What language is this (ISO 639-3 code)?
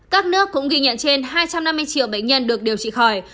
vie